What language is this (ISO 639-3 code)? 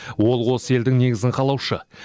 kaz